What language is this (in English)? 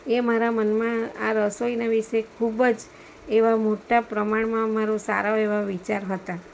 Gujarati